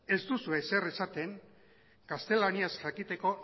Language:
Basque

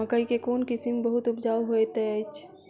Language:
Maithili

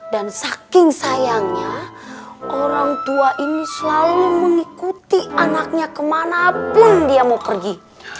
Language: Indonesian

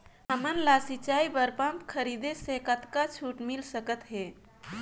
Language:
Chhattisgarhi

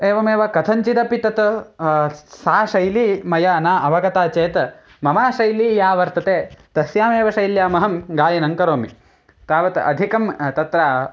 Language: Sanskrit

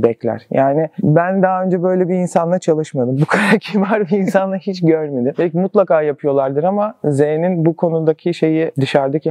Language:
Turkish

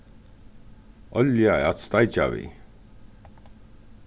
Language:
Faroese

